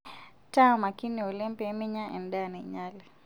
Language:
Masai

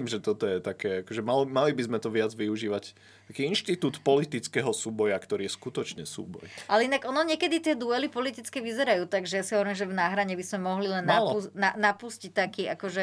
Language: Slovak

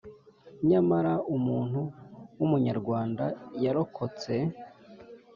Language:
Kinyarwanda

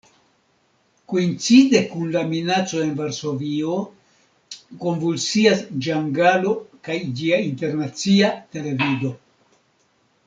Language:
Esperanto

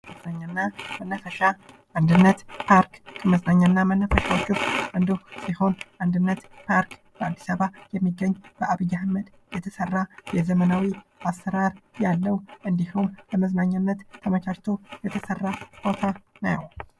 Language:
Amharic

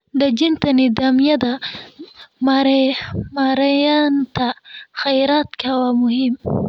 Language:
Somali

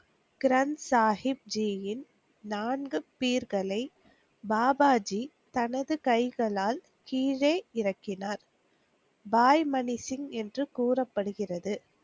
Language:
Tamil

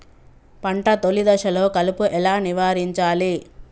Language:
Telugu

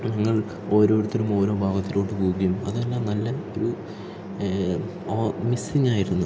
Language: Malayalam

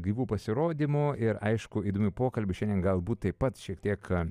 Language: Lithuanian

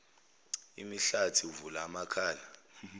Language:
Zulu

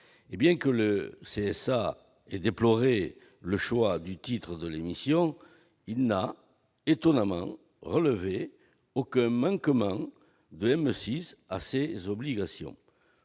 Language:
French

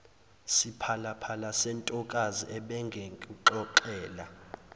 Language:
Zulu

